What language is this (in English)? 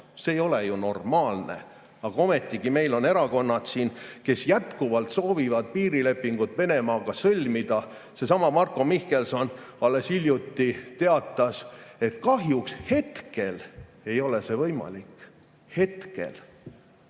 Estonian